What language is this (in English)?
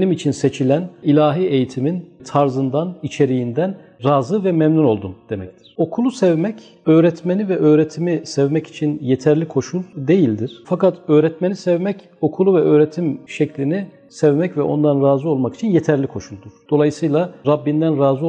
Turkish